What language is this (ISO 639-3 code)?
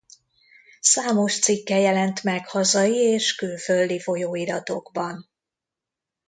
hun